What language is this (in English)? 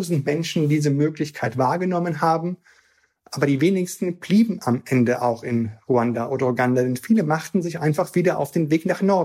German